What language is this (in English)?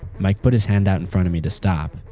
English